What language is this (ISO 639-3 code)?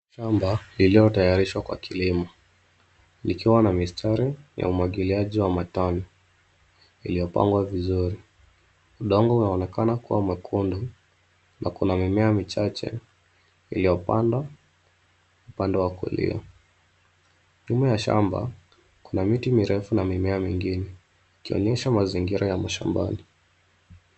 swa